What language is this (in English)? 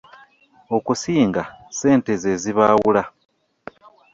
Ganda